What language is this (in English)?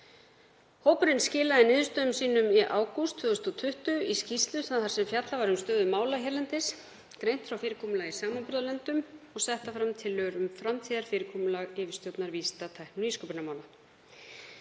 Icelandic